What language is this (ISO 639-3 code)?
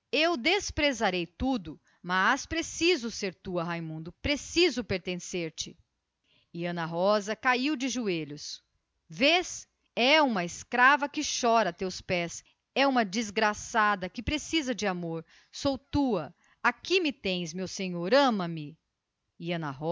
por